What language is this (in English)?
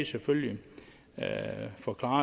Danish